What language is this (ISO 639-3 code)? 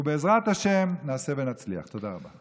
heb